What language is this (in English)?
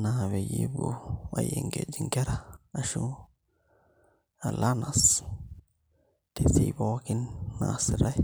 Masai